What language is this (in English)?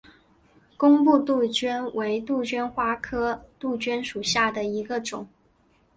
Chinese